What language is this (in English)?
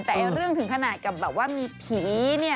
Thai